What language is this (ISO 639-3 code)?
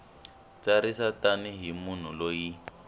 tso